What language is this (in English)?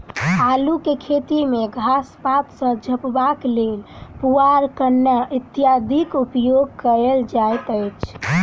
Maithili